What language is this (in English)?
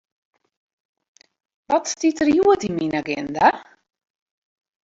Western Frisian